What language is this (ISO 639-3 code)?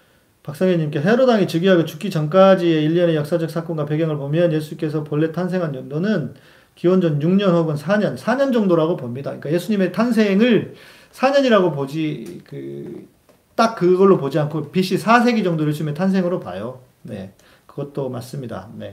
kor